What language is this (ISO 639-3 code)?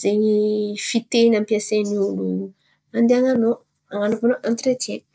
xmv